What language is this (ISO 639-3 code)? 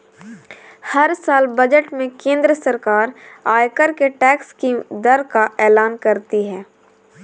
hin